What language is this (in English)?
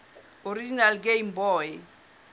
Southern Sotho